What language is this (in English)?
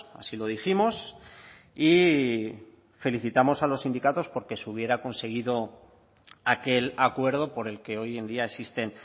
Spanish